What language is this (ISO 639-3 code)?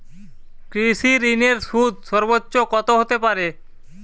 ben